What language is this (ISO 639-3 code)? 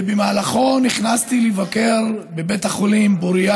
heb